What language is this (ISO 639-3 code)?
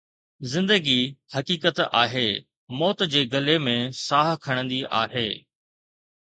snd